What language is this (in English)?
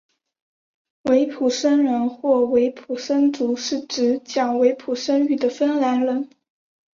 Chinese